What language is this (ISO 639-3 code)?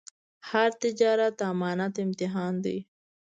pus